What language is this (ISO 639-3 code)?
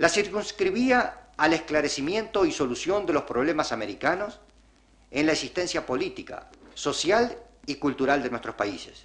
spa